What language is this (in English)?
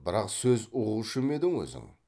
Kazakh